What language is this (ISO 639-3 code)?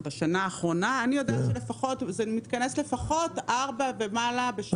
heb